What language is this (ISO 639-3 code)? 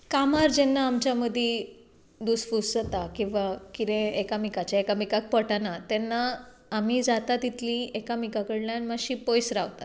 kok